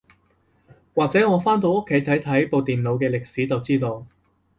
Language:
Cantonese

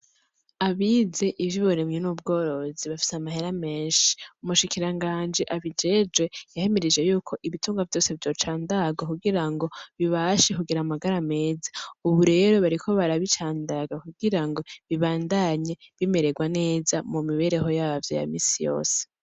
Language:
Rundi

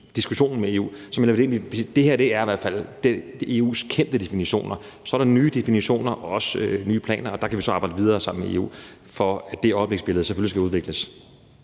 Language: Danish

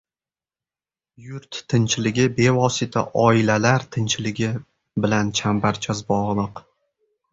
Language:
Uzbek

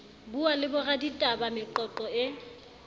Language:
Southern Sotho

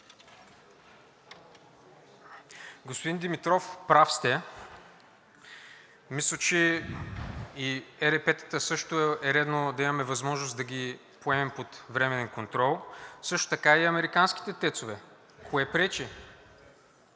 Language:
Bulgarian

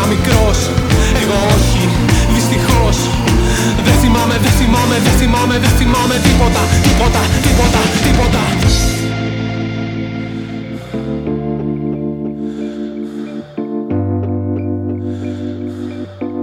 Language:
Greek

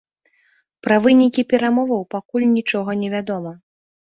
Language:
Belarusian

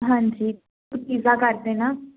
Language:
Punjabi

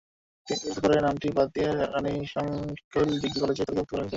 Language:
Bangla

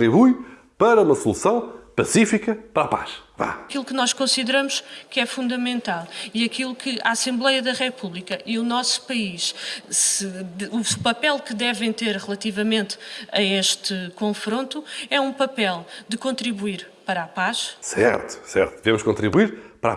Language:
Portuguese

